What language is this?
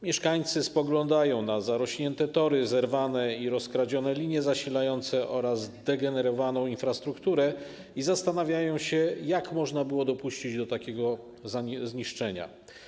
Polish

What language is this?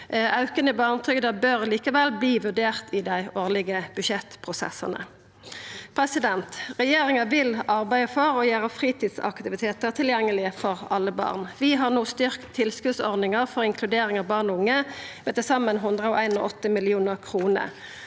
Norwegian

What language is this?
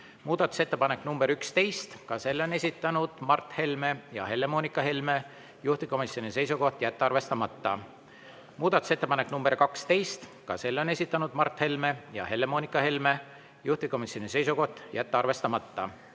Estonian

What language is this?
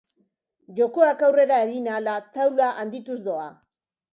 Basque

